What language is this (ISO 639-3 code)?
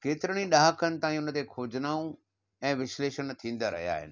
snd